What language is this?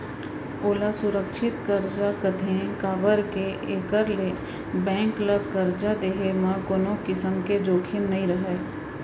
Chhattisgarhi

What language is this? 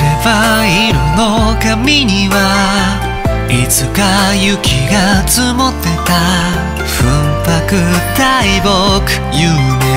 Vietnamese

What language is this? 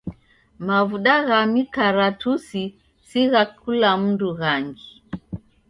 Taita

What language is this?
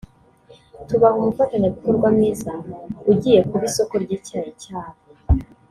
Kinyarwanda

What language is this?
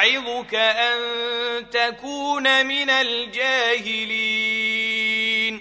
Arabic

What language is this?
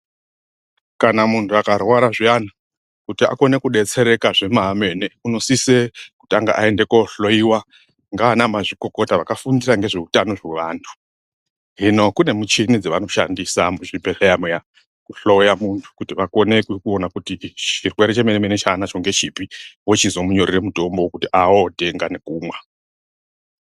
Ndau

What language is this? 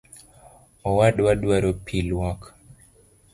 Luo (Kenya and Tanzania)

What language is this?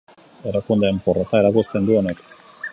Basque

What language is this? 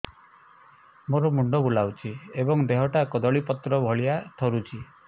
Odia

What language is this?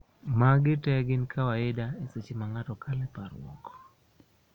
Luo (Kenya and Tanzania)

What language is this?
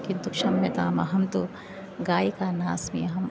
Sanskrit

